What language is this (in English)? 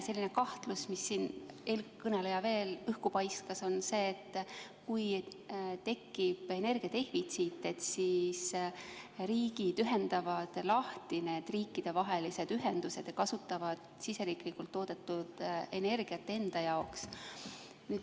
Estonian